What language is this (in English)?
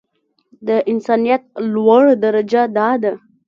Pashto